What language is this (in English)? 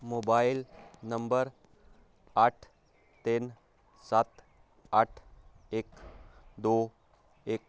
Punjabi